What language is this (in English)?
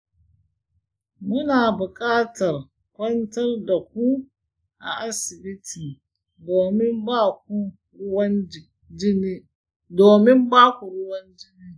Hausa